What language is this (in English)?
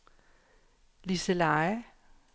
Danish